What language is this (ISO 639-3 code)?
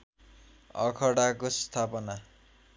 nep